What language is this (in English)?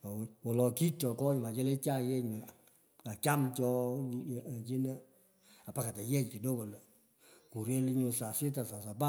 Pökoot